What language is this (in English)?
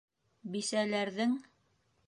Bashkir